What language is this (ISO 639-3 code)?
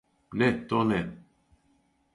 srp